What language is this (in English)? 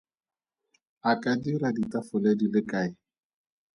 Tswana